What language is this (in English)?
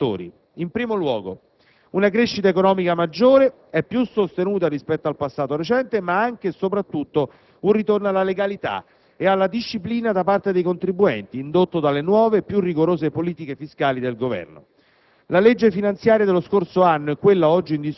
Italian